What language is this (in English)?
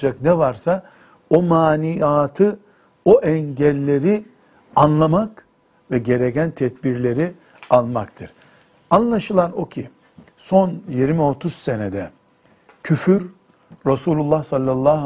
Turkish